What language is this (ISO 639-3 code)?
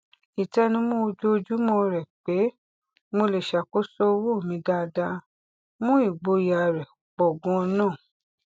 yor